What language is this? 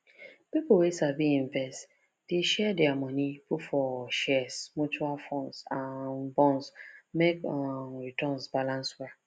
Nigerian Pidgin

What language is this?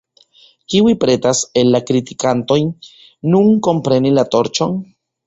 Esperanto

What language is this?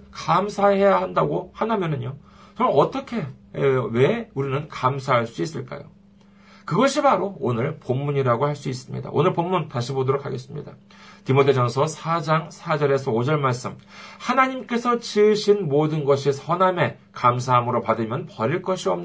Korean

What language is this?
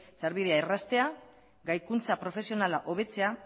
Basque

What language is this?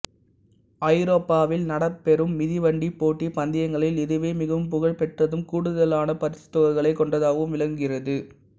Tamil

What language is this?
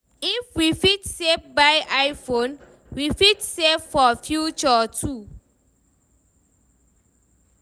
Nigerian Pidgin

